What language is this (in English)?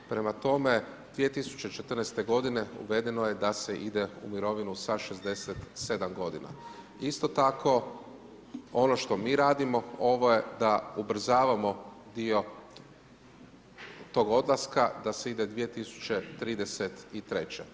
Croatian